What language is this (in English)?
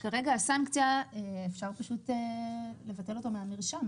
Hebrew